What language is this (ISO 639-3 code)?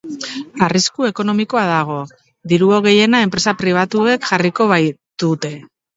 eus